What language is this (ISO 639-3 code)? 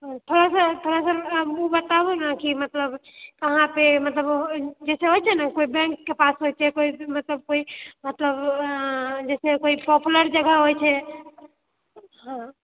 mai